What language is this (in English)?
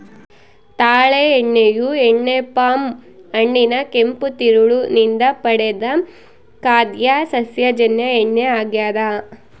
Kannada